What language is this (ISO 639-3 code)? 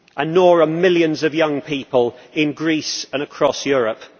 eng